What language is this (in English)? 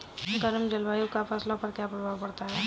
Hindi